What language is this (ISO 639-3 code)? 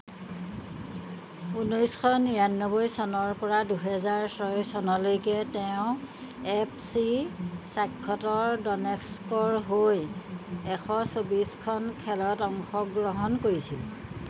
asm